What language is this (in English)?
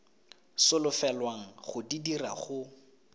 Tswana